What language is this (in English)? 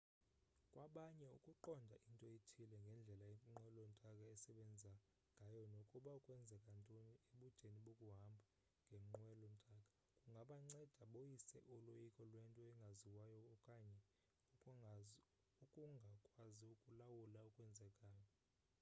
Xhosa